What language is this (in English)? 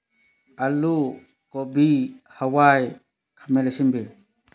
Manipuri